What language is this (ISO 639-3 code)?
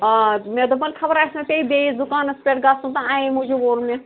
kas